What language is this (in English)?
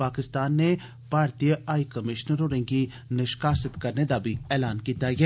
Dogri